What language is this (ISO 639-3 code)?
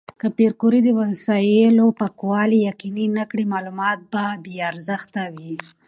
pus